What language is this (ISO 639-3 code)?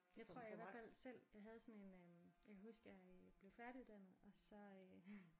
dan